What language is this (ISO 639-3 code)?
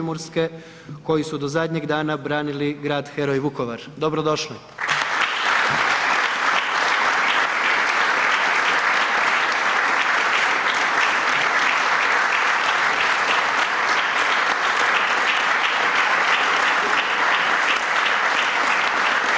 hrv